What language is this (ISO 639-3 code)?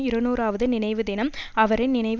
tam